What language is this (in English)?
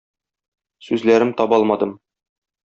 Tatar